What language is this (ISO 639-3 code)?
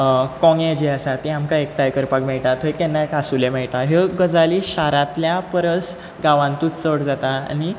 kok